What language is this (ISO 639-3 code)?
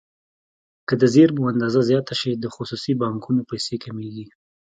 pus